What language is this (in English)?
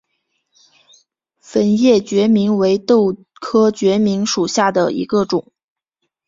Chinese